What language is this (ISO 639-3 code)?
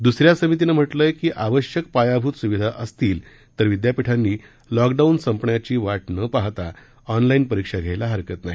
mar